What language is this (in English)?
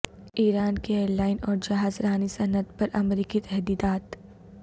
Urdu